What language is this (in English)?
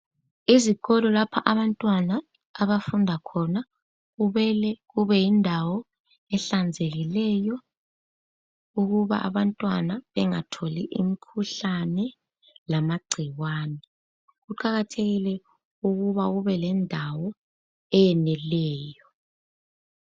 North Ndebele